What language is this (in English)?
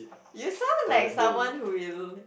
English